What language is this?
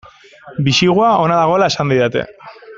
Basque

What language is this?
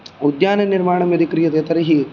Sanskrit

